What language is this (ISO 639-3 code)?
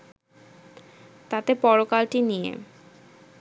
ben